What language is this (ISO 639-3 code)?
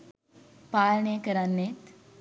sin